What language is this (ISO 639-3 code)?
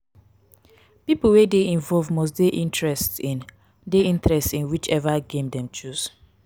pcm